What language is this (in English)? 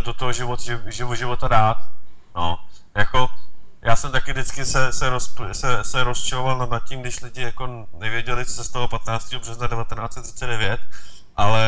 Czech